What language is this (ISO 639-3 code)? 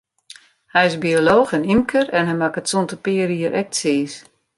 fry